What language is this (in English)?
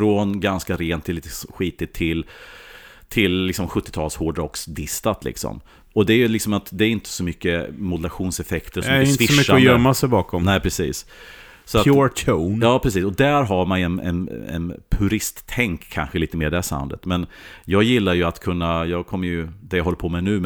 Swedish